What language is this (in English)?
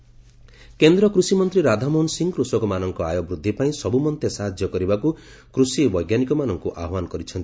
Odia